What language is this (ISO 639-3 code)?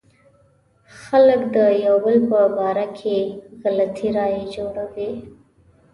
pus